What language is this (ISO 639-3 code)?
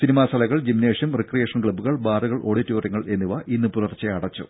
mal